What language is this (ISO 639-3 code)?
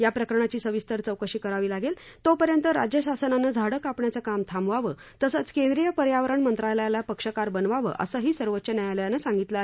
mar